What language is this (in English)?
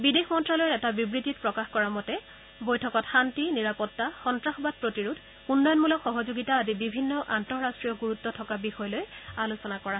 Assamese